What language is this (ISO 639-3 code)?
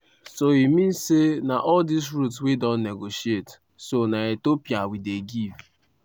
pcm